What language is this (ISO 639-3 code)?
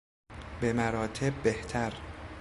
fas